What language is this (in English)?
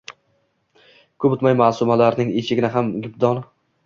Uzbek